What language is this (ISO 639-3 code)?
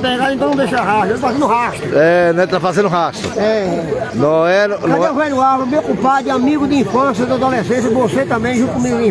por